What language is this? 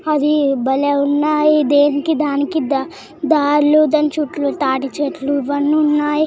Telugu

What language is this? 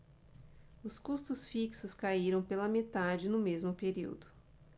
Portuguese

